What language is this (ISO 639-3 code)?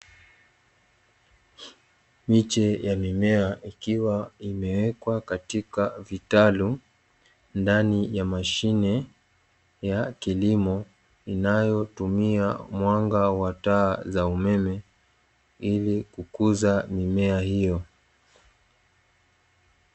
swa